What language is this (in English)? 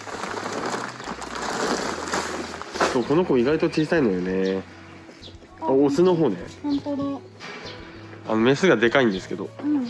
Japanese